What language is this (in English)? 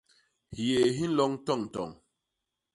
Basaa